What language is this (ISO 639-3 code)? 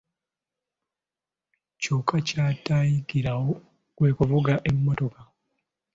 lug